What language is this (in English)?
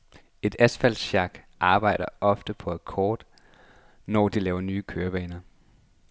Danish